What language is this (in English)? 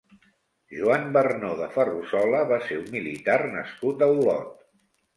Catalan